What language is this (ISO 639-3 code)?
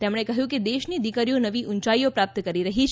guj